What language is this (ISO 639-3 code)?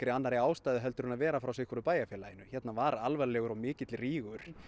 isl